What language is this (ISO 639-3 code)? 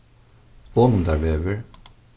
fao